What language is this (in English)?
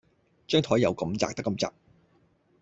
Cantonese